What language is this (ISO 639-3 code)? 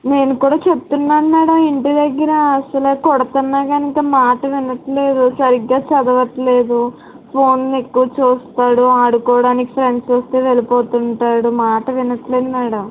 tel